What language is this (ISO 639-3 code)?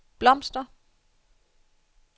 dan